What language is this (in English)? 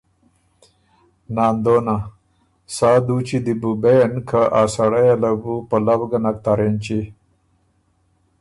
Ormuri